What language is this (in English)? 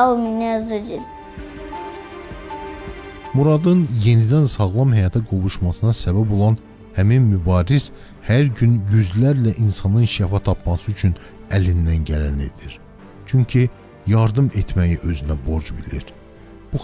Turkish